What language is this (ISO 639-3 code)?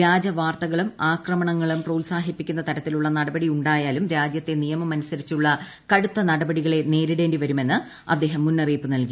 mal